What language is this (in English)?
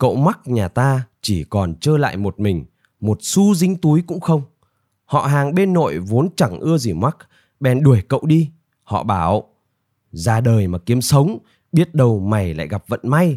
Vietnamese